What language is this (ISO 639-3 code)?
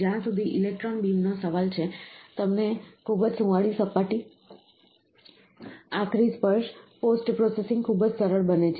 guj